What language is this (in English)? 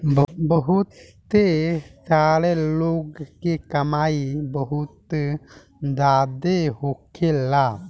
Bhojpuri